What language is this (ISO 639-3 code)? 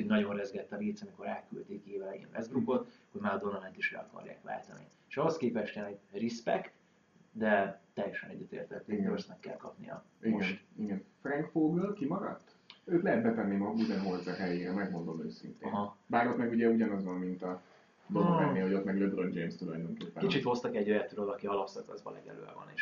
hun